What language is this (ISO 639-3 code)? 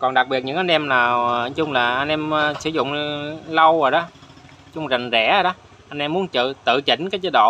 vie